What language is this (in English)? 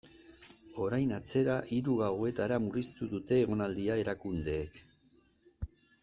Basque